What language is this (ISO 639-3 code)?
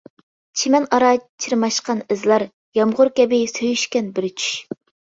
uig